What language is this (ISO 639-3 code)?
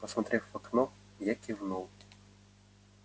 rus